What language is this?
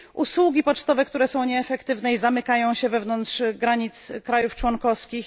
Polish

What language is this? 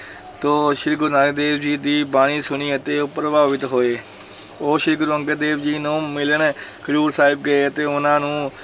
Punjabi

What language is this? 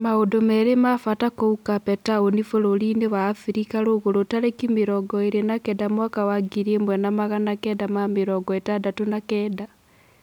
Kikuyu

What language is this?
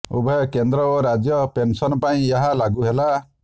Odia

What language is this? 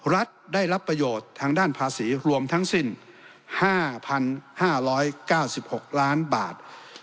Thai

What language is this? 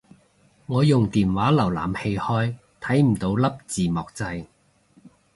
Cantonese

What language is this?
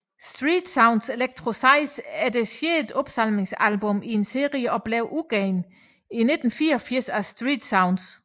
Danish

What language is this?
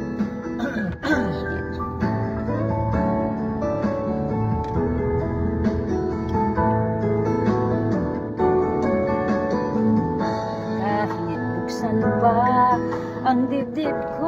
Thai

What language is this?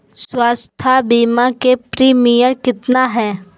Magahi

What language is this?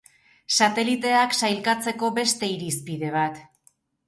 Basque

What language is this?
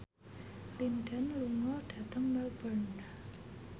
Javanese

